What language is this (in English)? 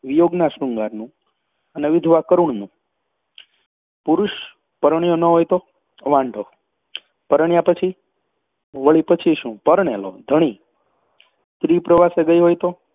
Gujarati